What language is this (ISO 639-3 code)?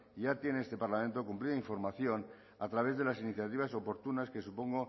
spa